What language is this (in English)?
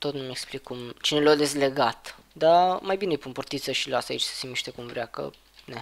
Romanian